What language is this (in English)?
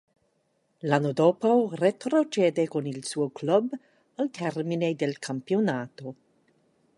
Italian